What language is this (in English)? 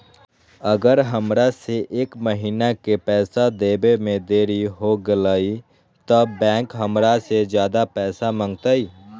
Magahi